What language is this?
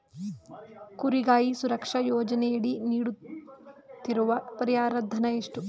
Kannada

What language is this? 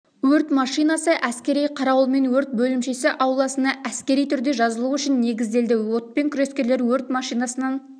Kazakh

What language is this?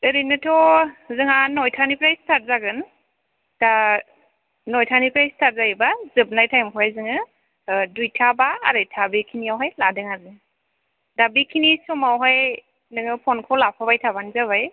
Bodo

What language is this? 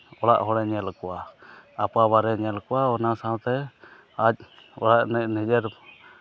Santali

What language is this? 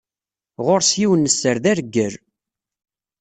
Kabyle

